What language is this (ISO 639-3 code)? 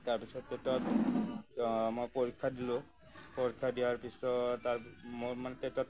asm